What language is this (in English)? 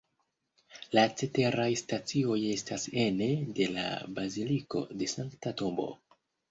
Esperanto